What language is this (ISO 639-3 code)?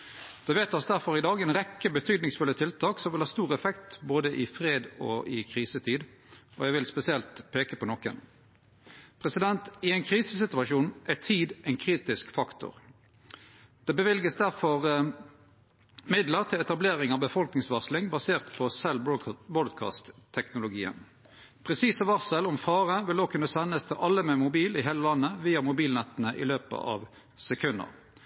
nno